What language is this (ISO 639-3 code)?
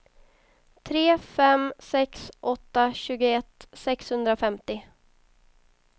swe